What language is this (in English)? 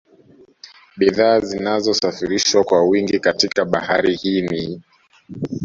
Swahili